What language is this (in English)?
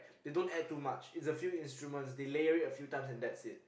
English